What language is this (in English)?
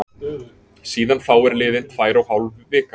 Icelandic